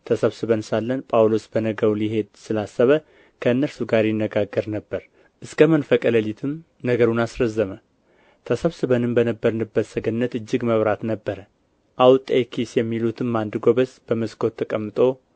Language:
Amharic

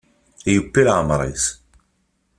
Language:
Kabyle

